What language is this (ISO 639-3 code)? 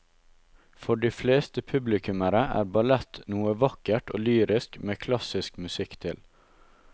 nor